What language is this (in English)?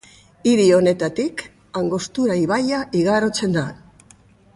Basque